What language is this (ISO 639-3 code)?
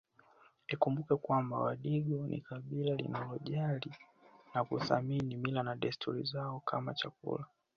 swa